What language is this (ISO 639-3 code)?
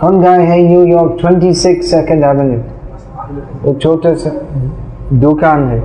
hin